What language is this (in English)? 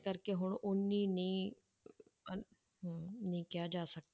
Punjabi